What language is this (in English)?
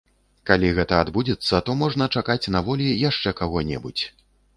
Belarusian